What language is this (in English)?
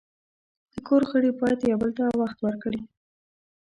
Pashto